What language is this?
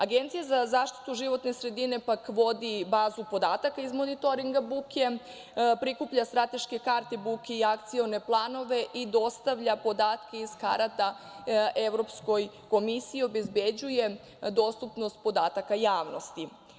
Serbian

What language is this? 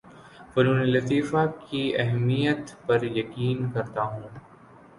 Urdu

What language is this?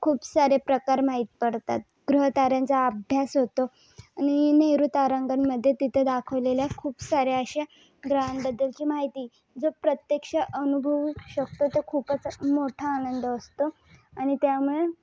Marathi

